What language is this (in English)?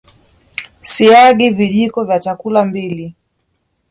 Swahili